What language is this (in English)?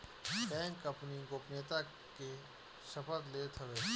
Bhojpuri